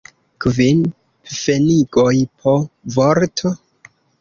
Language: Esperanto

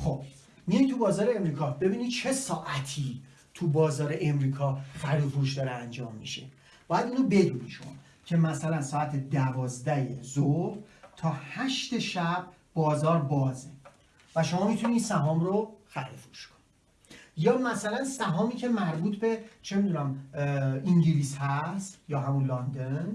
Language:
Persian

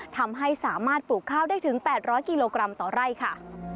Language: Thai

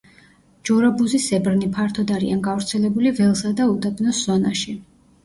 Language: Georgian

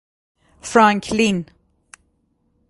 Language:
Persian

